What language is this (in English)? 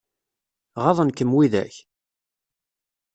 Kabyle